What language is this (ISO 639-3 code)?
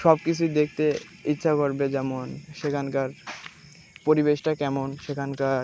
ben